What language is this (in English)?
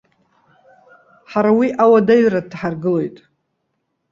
Abkhazian